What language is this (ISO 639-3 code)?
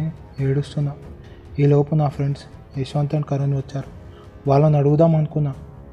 tel